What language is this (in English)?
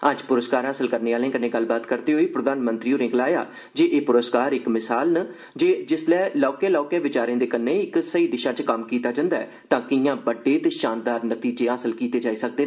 Dogri